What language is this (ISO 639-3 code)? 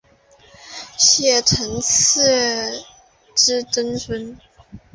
zho